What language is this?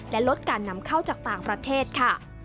Thai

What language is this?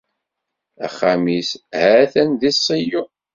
Kabyle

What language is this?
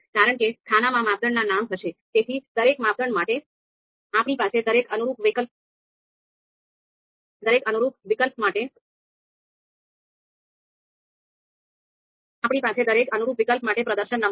Gujarati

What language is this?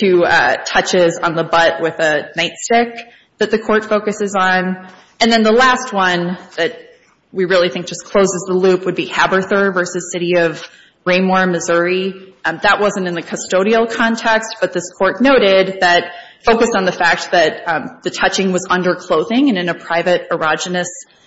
English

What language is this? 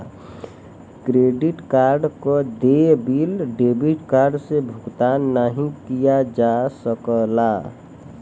Bhojpuri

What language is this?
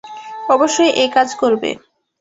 Bangla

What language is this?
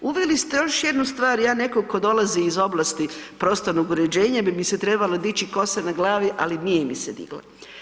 Croatian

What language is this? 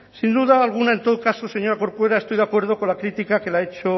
Spanish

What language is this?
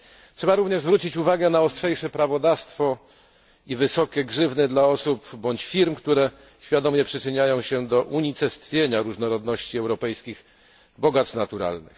Polish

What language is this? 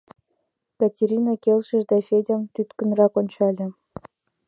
Mari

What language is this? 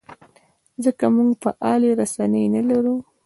Pashto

